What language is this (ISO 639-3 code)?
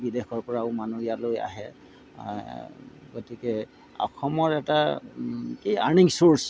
asm